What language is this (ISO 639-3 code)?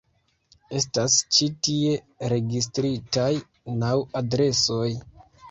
epo